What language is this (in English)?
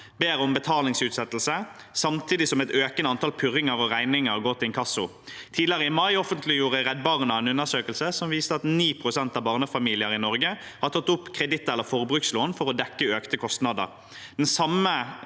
Norwegian